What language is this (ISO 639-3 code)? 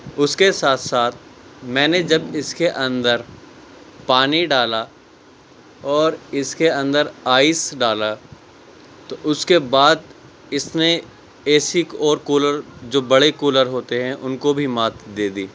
urd